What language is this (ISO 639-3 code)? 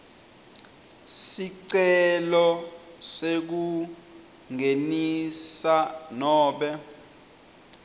ssw